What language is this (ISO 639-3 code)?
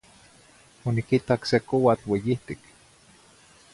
nhi